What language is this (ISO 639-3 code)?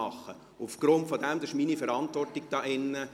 gsw